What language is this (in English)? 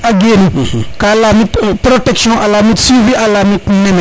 Serer